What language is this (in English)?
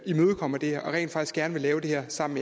Danish